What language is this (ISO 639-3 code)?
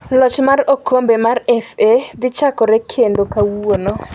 luo